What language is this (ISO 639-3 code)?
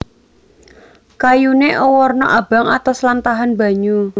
jav